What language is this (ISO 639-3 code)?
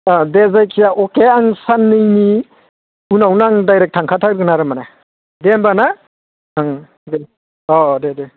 brx